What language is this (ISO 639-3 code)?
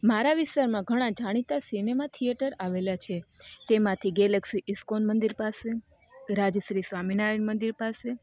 guj